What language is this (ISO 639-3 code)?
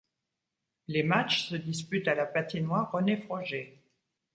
fra